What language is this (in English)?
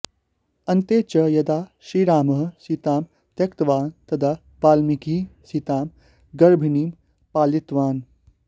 Sanskrit